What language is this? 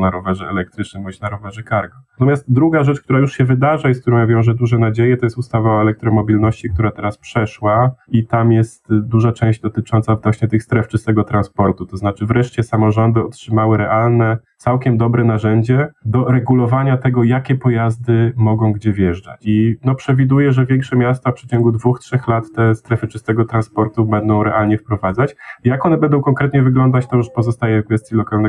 Polish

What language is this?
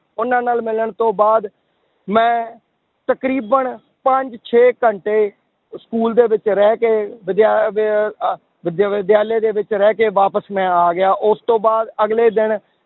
Punjabi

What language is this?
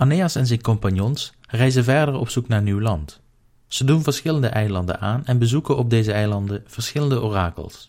Dutch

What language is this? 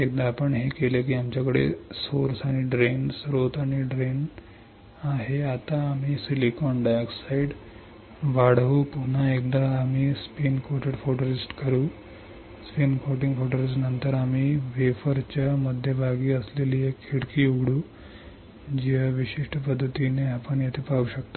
Marathi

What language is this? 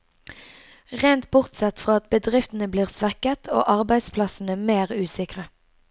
Norwegian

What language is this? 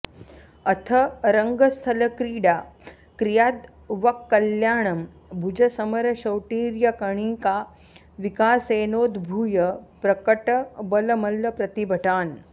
Sanskrit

